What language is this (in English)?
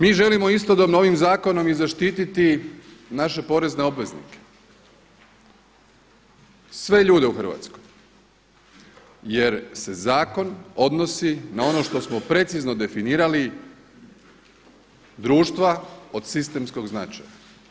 Croatian